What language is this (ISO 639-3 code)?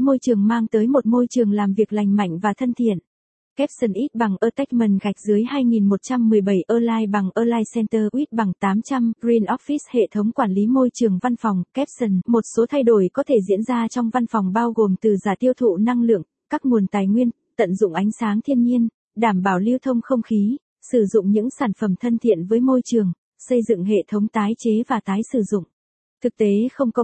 vie